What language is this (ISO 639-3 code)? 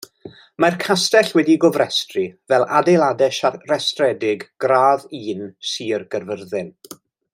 cym